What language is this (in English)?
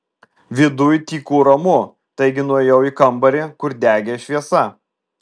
Lithuanian